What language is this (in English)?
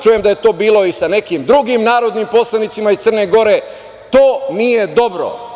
Serbian